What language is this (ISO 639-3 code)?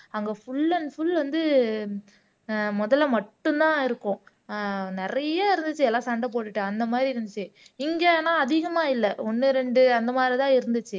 tam